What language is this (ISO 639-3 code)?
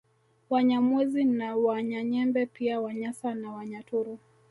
swa